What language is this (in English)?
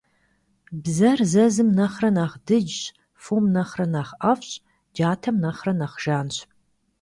Kabardian